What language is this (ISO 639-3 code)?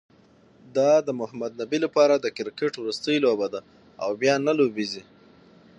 pus